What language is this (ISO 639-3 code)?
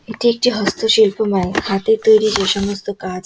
ben